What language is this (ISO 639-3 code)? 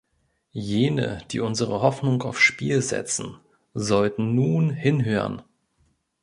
deu